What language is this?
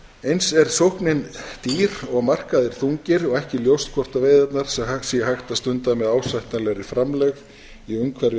Icelandic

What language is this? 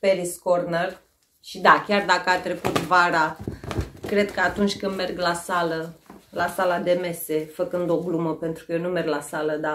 Romanian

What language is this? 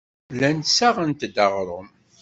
Kabyle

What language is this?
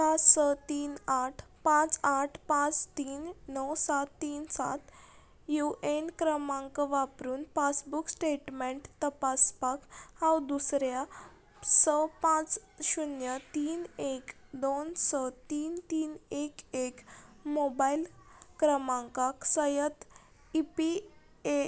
Konkani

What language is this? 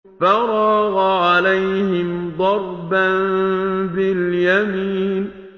Arabic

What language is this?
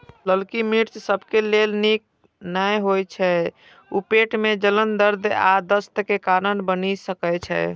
Maithili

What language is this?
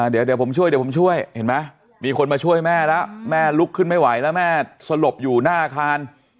Thai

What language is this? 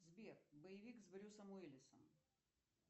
Russian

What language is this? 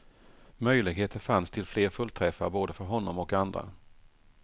Swedish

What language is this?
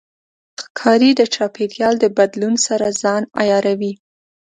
Pashto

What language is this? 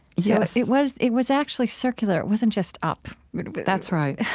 English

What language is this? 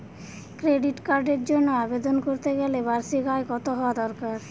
Bangla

